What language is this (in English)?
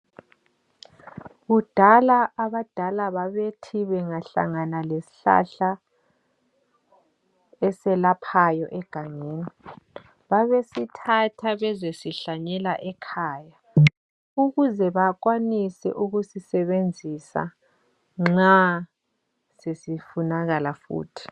North Ndebele